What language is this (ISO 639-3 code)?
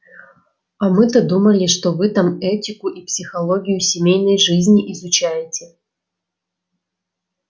rus